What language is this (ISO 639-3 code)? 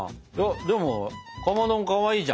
jpn